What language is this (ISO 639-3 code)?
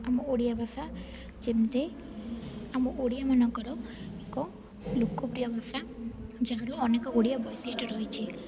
ori